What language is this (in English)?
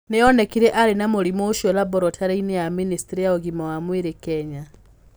Kikuyu